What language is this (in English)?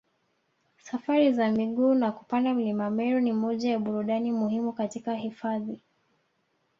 Swahili